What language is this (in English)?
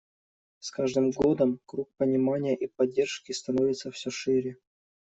Russian